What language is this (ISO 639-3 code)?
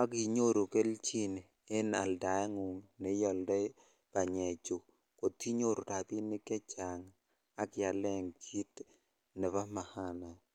kln